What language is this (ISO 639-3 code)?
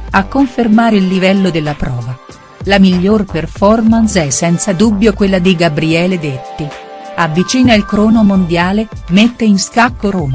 ita